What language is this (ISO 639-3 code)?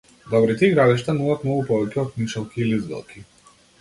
mkd